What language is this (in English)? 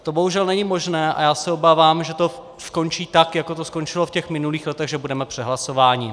Czech